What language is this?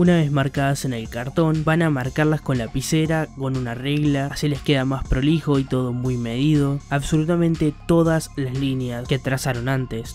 Spanish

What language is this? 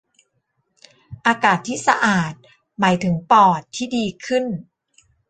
Thai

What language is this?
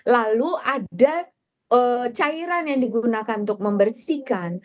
Indonesian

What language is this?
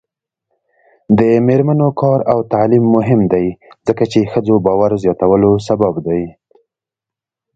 Pashto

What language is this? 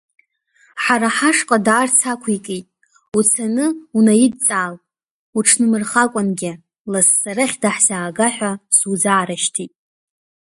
Abkhazian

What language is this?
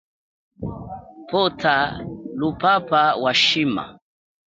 Chokwe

